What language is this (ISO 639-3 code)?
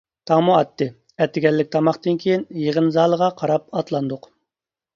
uig